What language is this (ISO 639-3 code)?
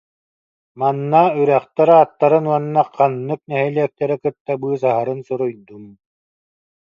sah